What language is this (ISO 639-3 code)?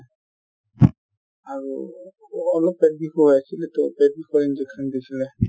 asm